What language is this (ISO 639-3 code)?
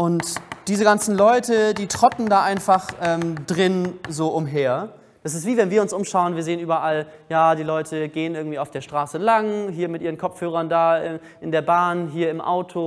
deu